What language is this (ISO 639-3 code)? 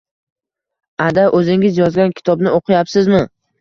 uzb